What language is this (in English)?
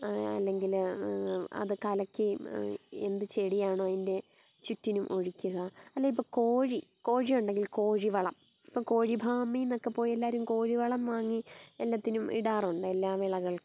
Malayalam